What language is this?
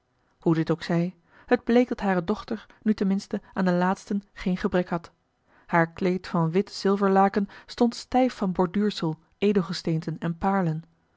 Dutch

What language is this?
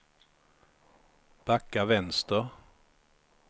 Swedish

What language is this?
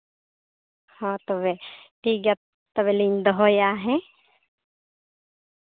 Santali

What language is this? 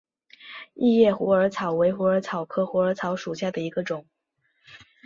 Chinese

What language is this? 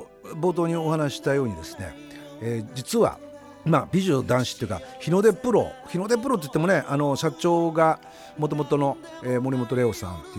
Japanese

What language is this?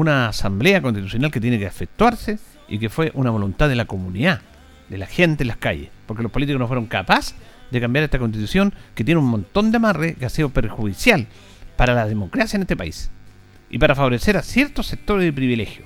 Spanish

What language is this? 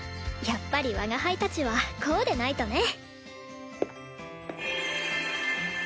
Japanese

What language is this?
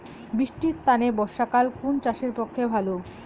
Bangla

